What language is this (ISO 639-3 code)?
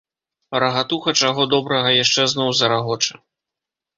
bel